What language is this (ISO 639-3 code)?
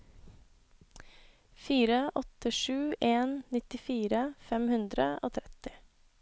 nor